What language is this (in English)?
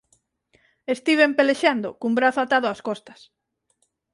Galician